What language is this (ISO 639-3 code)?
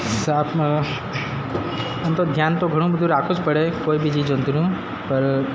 guj